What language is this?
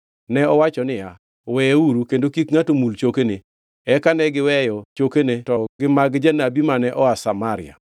Luo (Kenya and Tanzania)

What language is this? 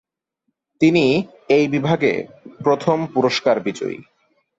Bangla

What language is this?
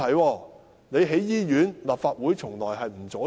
Cantonese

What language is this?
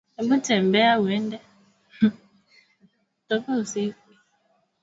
Swahili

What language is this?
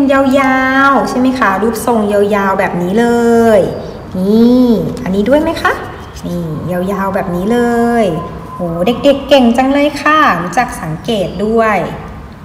Thai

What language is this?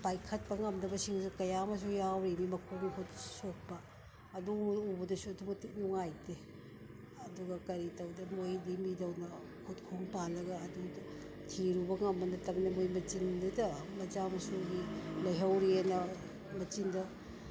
Manipuri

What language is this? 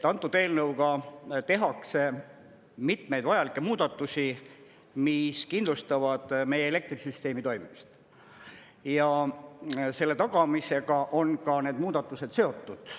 Estonian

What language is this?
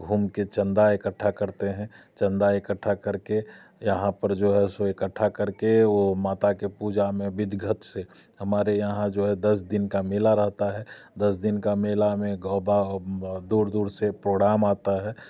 Hindi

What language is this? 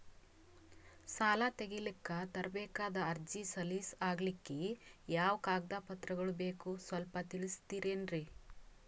Kannada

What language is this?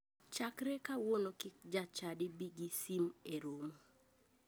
Luo (Kenya and Tanzania)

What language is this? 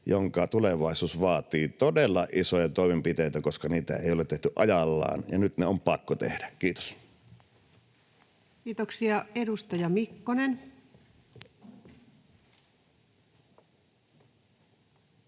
Finnish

